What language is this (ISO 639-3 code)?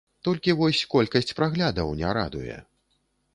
bel